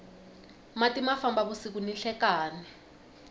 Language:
Tsonga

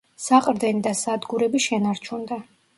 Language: Georgian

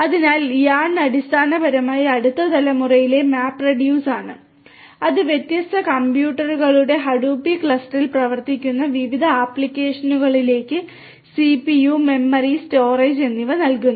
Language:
Malayalam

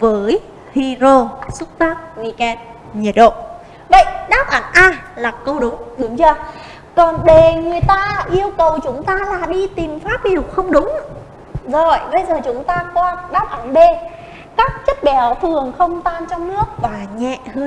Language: Vietnamese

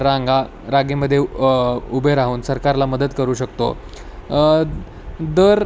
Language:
Marathi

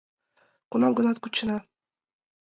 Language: Mari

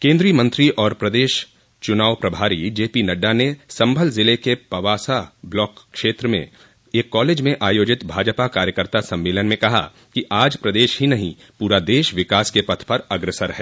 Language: Hindi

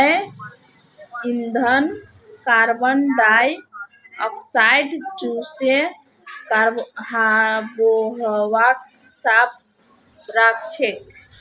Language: Magahi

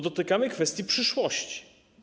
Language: Polish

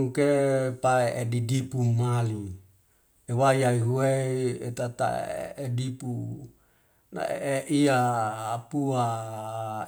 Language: Wemale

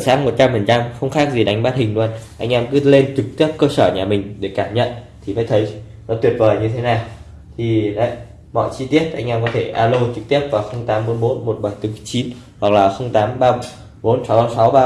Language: Vietnamese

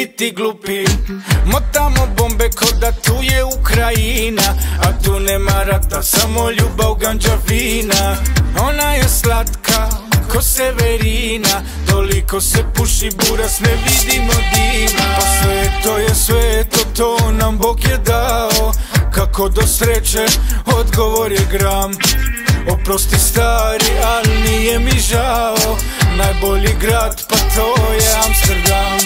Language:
Romanian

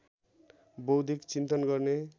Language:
Nepali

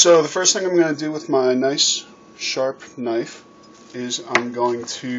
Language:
English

